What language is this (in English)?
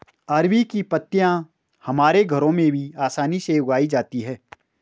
Hindi